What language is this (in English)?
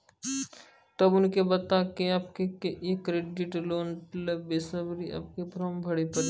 Maithili